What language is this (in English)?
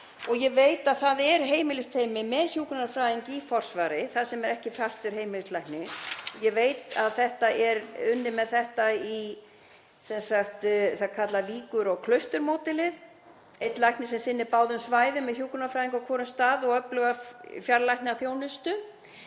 Icelandic